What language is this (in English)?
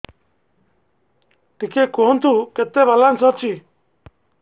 Odia